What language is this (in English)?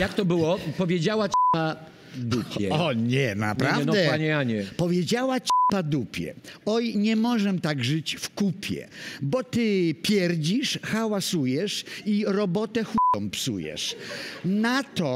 Polish